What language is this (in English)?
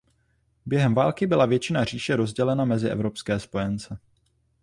Czech